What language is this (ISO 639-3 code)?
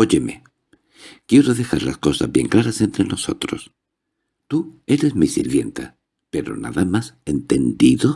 spa